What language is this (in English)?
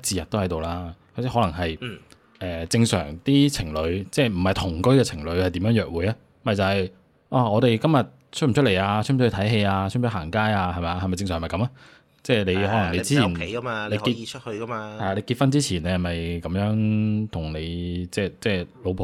Chinese